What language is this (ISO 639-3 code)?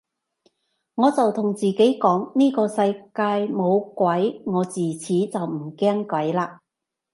yue